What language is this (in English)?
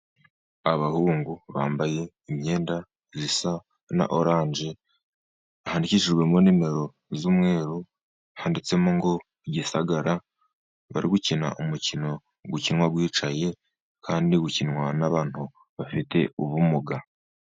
Kinyarwanda